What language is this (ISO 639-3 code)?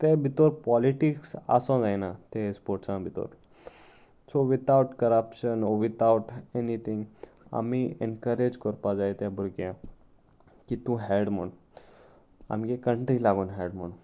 kok